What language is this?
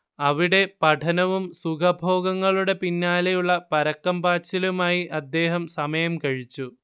Malayalam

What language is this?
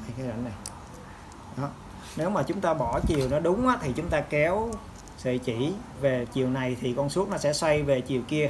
Vietnamese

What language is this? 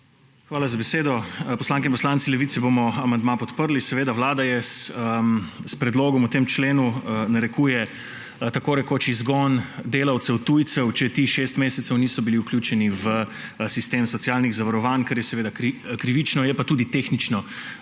Slovenian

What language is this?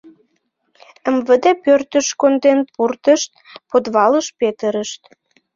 Mari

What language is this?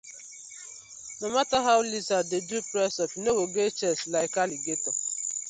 Nigerian Pidgin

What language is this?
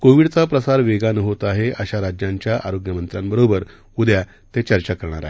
Marathi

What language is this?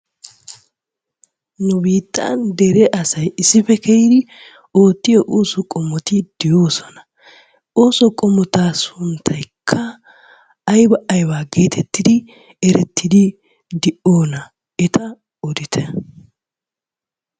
Wolaytta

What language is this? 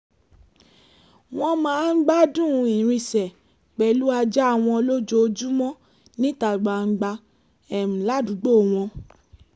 Yoruba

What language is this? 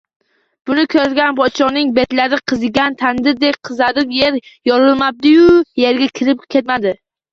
Uzbek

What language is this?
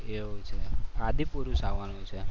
Gujarati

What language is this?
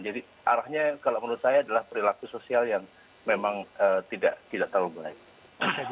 Indonesian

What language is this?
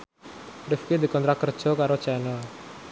Javanese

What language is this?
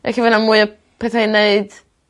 Welsh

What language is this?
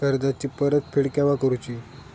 Marathi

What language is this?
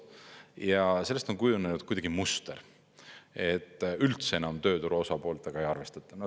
Estonian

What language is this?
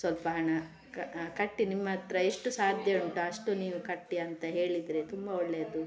Kannada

